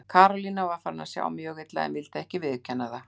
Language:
Icelandic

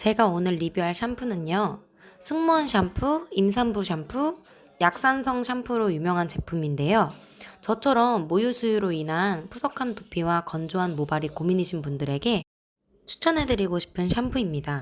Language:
Korean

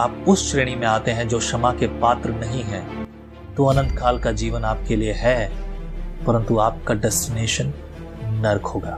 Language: Hindi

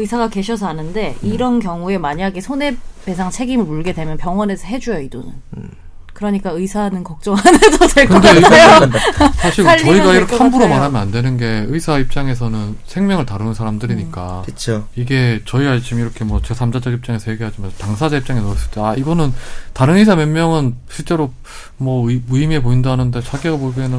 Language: Korean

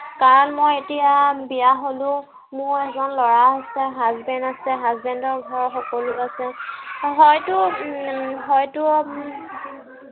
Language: Assamese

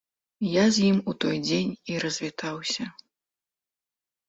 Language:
Belarusian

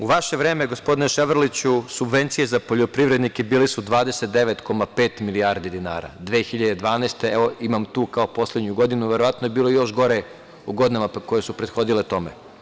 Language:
Serbian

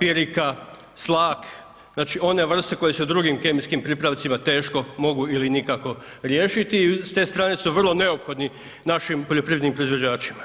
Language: Croatian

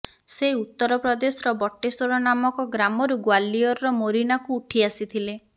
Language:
Odia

